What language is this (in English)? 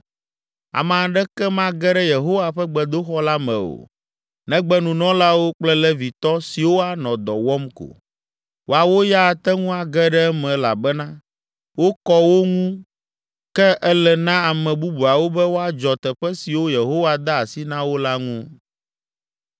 Ewe